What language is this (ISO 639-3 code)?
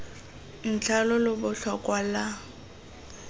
tsn